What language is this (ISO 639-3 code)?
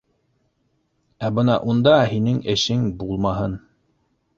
bak